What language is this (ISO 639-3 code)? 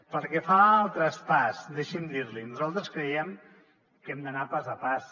cat